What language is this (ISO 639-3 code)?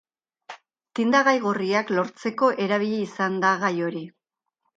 eus